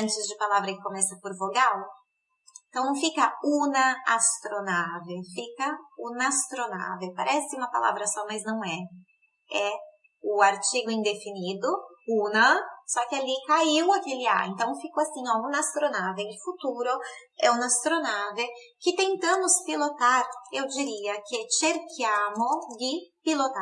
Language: Portuguese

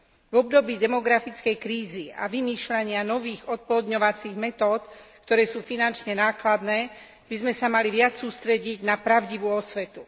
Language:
Slovak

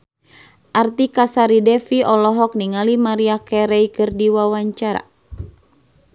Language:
Sundanese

